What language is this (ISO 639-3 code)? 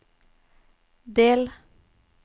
nor